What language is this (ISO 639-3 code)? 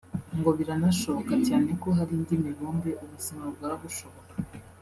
kin